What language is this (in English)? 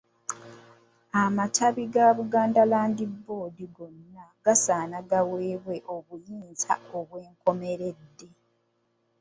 Ganda